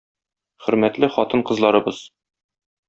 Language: Tatar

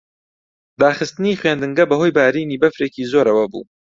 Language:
Central Kurdish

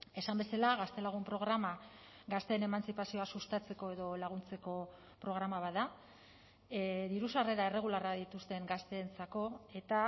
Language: Basque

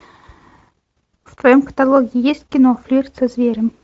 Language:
Russian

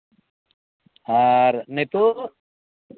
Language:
Santali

